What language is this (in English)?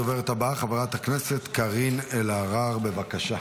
Hebrew